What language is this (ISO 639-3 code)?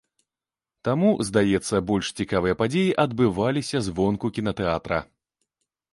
bel